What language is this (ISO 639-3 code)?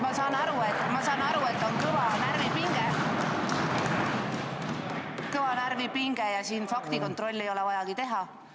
est